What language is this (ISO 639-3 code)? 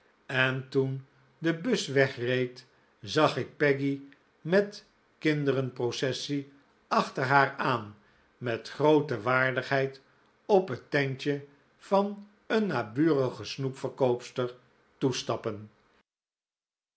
nld